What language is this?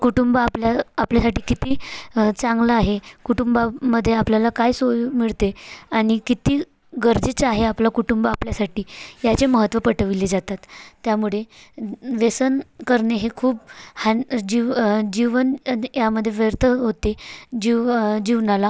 Marathi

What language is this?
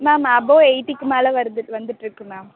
Tamil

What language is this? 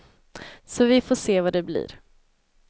Swedish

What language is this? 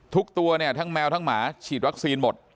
Thai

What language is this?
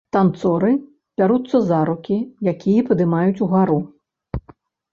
Belarusian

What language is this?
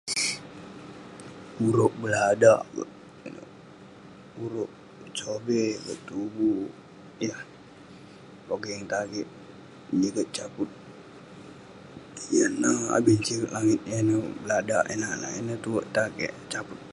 Western Penan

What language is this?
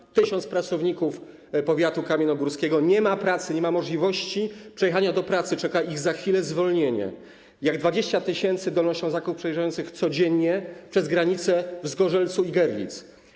Polish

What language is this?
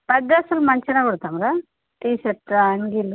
Telugu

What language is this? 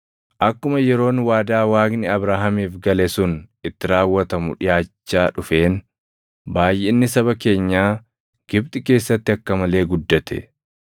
Oromo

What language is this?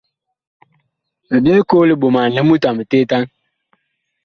Bakoko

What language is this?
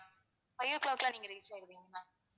Tamil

